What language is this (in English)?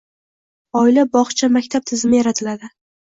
Uzbek